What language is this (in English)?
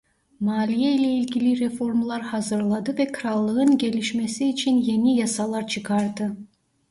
Turkish